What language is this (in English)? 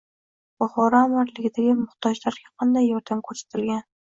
Uzbek